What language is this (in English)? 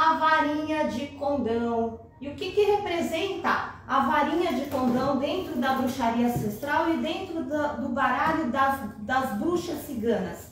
Portuguese